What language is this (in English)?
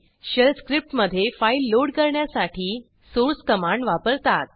Marathi